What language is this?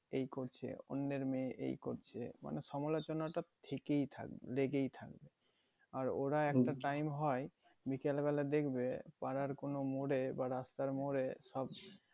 Bangla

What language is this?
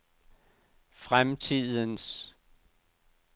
Danish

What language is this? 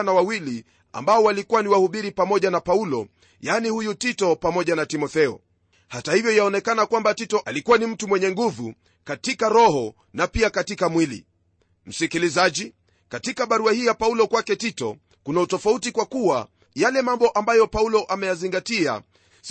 Swahili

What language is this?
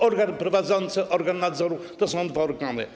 Polish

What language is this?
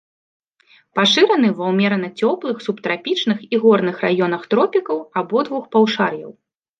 Belarusian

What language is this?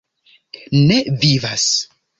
Esperanto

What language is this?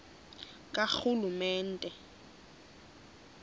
Xhosa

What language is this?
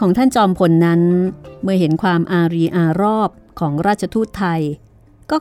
Thai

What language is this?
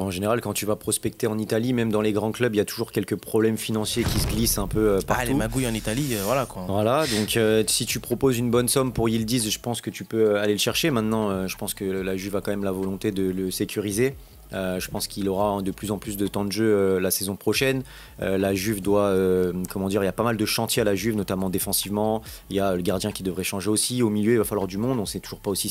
French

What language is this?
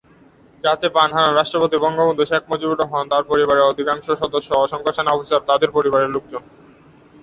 Bangla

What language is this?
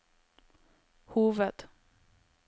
Norwegian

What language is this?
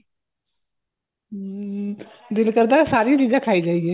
Punjabi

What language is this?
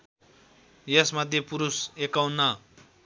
Nepali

